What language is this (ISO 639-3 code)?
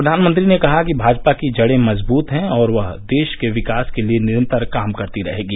hin